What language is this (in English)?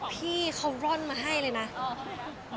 Thai